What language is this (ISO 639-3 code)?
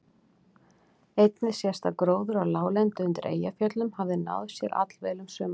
isl